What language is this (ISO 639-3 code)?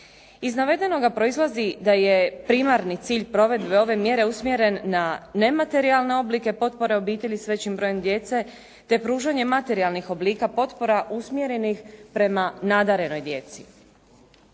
hrv